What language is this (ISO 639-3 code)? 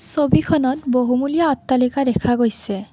asm